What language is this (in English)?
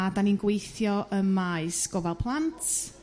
Welsh